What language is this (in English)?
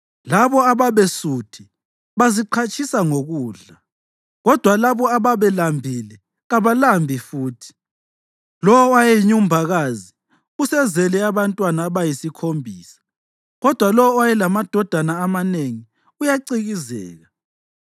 North Ndebele